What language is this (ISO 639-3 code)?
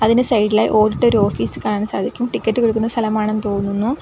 mal